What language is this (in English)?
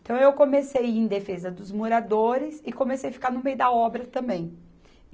Portuguese